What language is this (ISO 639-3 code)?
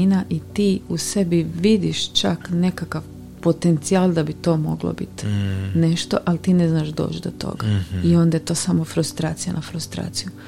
hrv